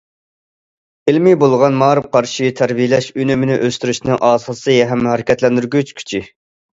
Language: Uyghur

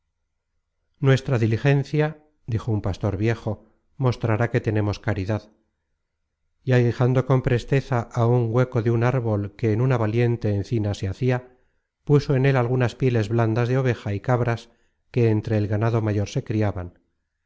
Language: Spanish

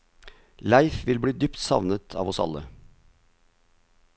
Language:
Norwegian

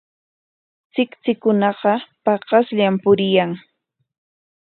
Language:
Corongo Ancash Quechua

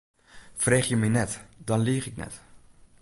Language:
Western Frisian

